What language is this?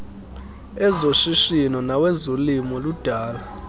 Xhosa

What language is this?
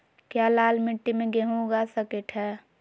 Magahi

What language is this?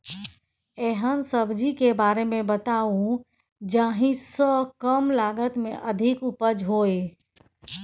Maithili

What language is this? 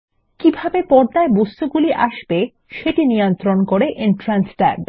Bangla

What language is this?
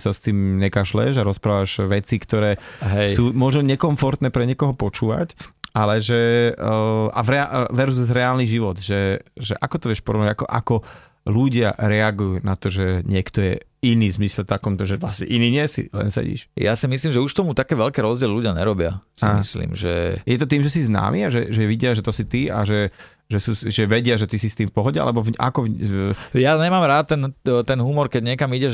Slovak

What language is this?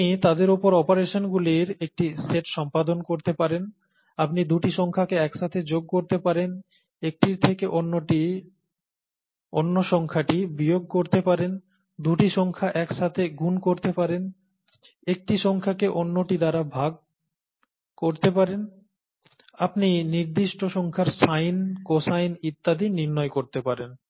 Bangla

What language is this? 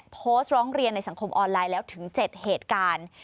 Thai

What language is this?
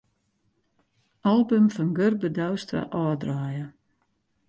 Western Frisian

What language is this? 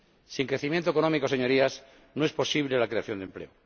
Spanish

